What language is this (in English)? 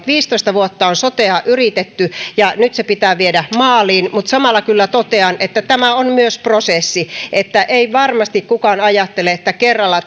Finnish